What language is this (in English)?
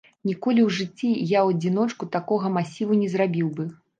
Belarusian